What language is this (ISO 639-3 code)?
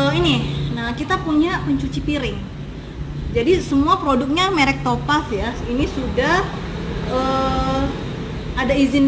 ind